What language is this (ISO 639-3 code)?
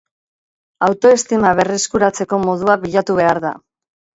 eus